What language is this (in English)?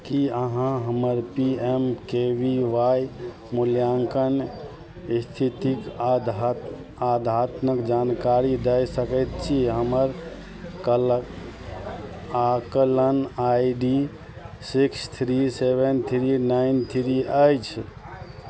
Maithili